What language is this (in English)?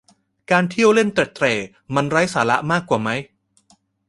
Thai